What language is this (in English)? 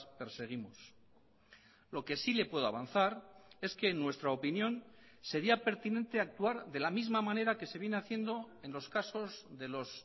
Spanish